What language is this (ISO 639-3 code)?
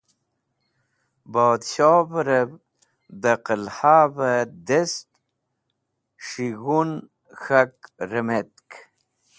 wbl